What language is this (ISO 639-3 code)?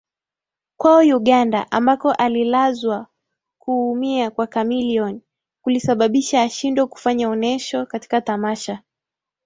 swa